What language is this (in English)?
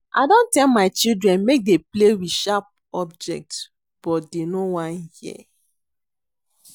Nigerian Pidgin